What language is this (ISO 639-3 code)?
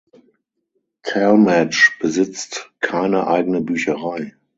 deu